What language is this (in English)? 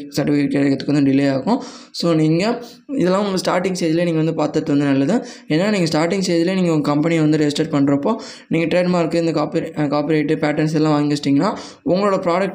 Tamil